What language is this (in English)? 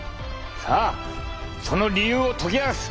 Japanese